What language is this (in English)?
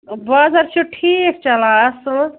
Kashmiri